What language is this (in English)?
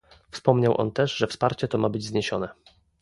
Polish